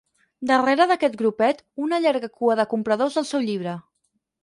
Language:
Catalan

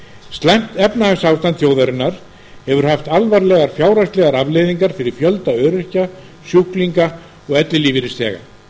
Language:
Icelandic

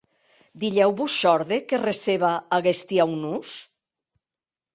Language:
Occitan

